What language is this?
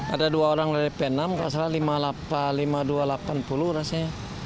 Indonesian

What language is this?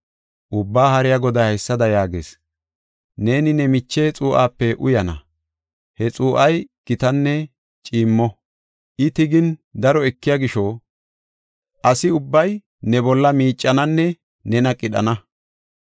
Gofa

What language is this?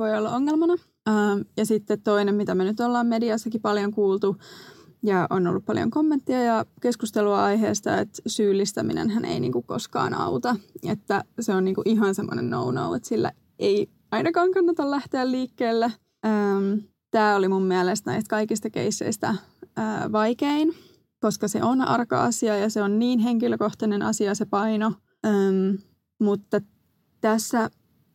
Finnish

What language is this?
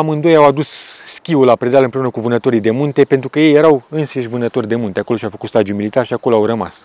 Romanian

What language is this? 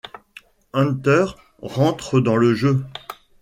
French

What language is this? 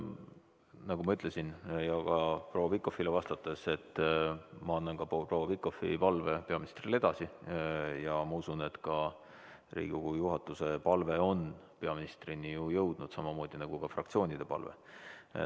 Estonian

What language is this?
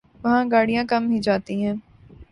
Urdu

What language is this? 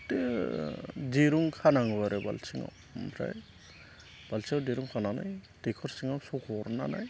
Bodo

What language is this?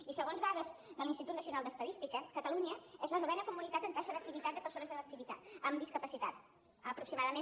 Catalan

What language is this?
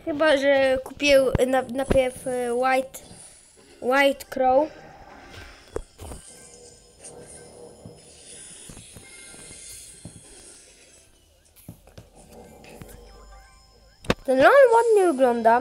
Polish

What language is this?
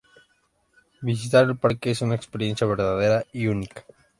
Spanish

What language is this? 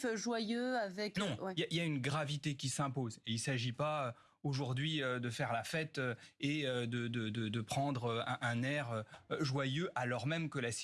French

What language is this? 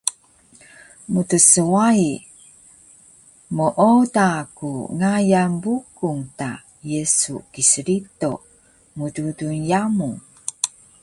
Taroko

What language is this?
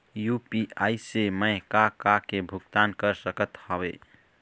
Chhattisgarhi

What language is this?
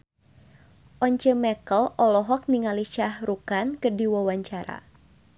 Sundanese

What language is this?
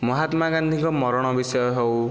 Odia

